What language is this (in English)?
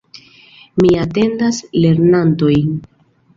Esperanto